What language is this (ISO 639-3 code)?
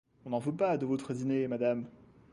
fra